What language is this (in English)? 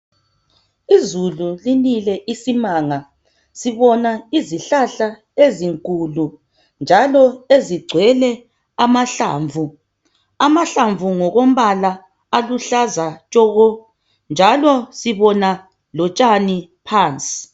North Ndebele